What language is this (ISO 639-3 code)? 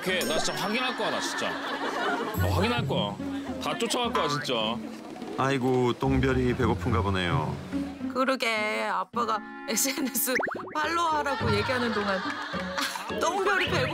kor